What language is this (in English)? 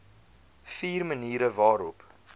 Afrikaans